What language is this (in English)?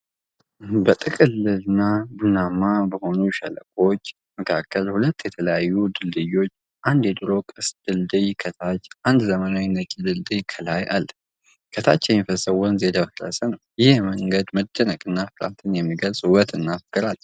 Amharic